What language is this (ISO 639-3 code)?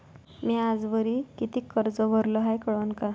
mar